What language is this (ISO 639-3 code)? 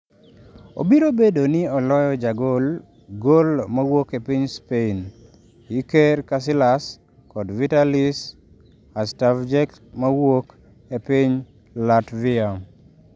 luo